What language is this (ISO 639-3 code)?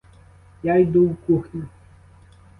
ukr